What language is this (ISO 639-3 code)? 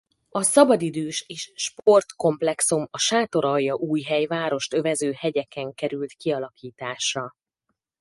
hun